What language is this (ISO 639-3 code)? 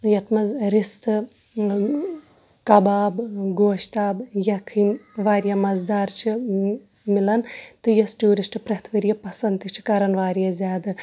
kas